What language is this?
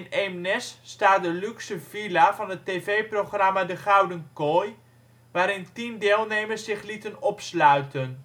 Dutch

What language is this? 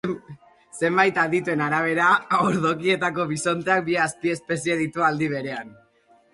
Basque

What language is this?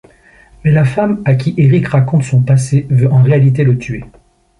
French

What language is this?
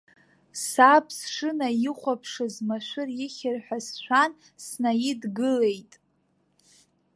Abkhazian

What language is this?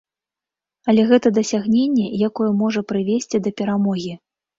Belarusian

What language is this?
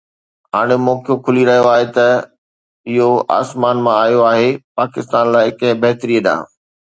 Sindhi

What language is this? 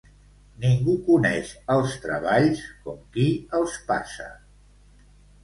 Catalan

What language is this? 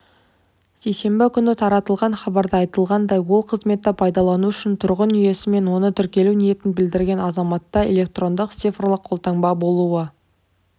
Kazakh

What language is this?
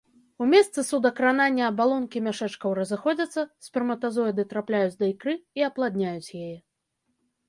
Belarusian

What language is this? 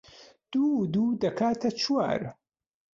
Central Kurdish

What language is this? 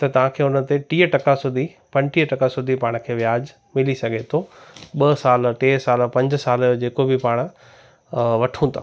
Sindhi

